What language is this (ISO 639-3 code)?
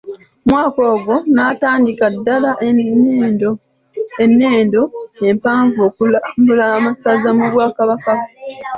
lug